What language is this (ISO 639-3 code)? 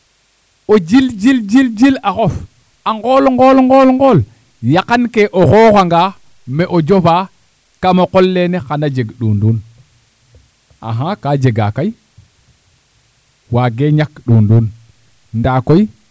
srr